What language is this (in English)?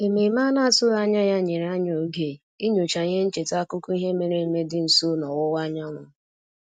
Igbo